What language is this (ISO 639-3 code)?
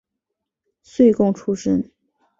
zho